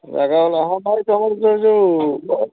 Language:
Odia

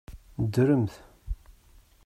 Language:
Kabyle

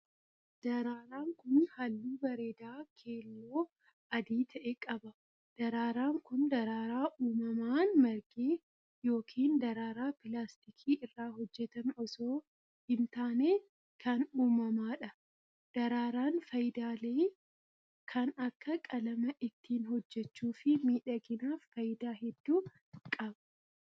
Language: Oromo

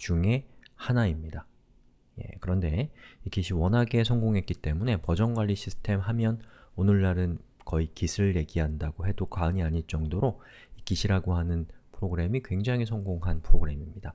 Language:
Korean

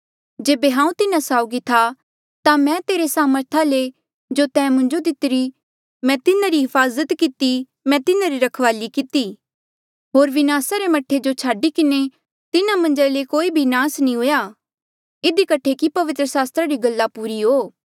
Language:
Mandeali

